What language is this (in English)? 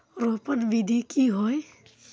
Magahi